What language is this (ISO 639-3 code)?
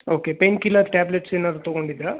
kan